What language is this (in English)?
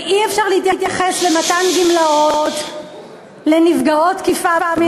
Hebrew